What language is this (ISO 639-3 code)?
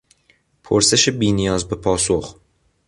fas